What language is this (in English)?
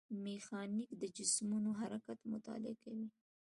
Pashto